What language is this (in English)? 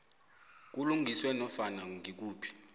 South Ndebele